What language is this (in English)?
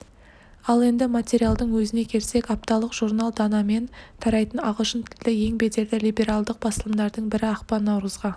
Kazakh